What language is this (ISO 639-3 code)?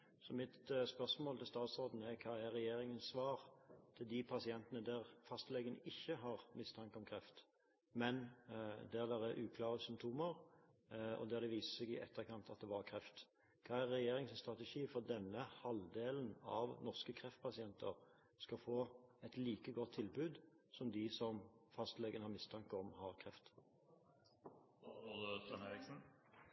nob